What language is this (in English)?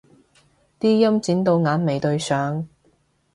Cantonese